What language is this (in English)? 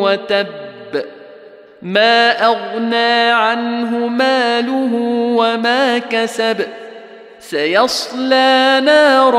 Arabic